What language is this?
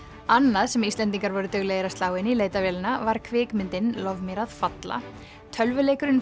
Icelandic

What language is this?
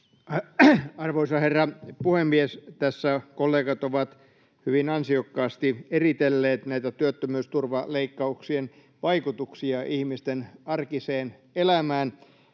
Finnish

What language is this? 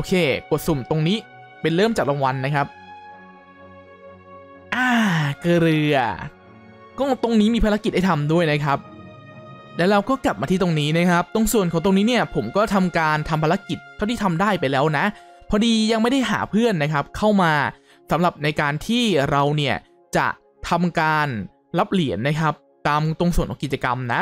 Thai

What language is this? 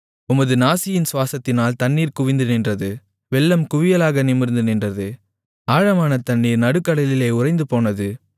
Tamil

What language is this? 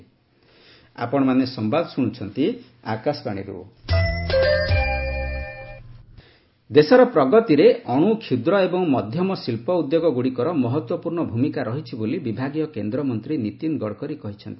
Odia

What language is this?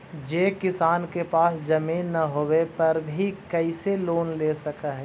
Magahi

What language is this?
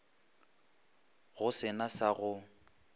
Northern Sotho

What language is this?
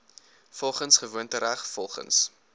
Afrikaans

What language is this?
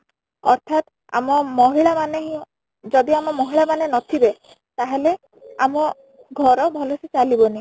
Odia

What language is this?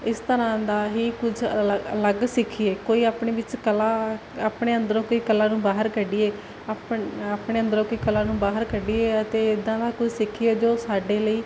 Punjabi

